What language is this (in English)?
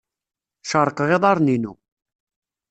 Kabyle